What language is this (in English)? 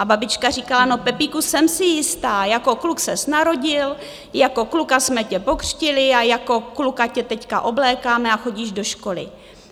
Czech